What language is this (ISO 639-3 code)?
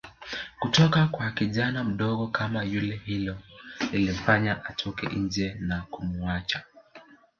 swa